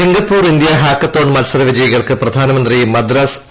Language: Malayalam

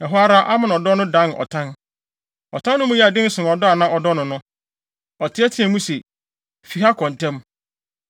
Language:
Akan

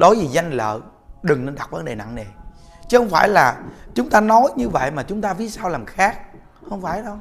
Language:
Vietnamese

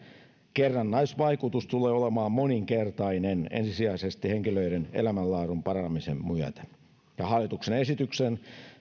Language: Finnish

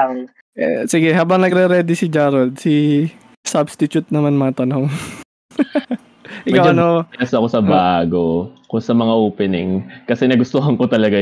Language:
Filipino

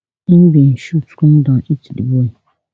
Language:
Nigerian Pidgin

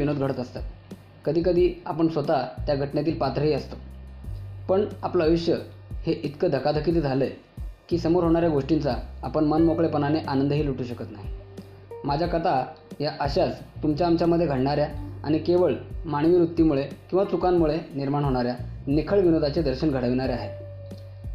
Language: Marathi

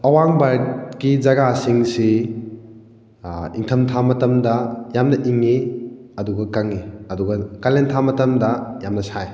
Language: Manipuri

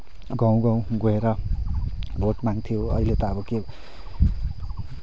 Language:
Nepali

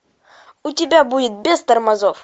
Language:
Russian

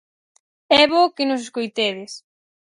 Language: Galician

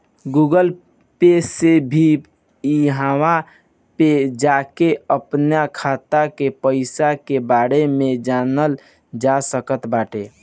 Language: Bhojpuri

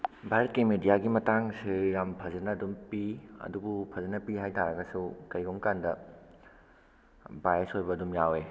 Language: Manipuri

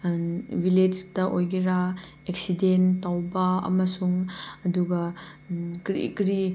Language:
Manipuri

